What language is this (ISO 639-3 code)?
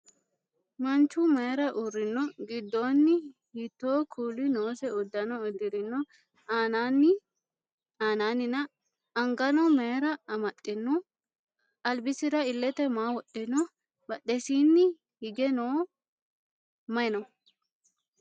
sid